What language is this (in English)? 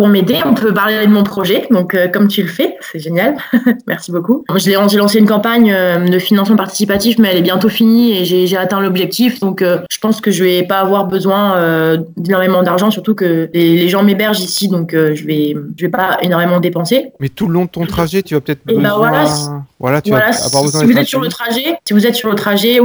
French